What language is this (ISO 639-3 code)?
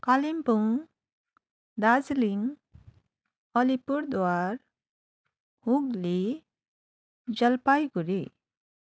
nep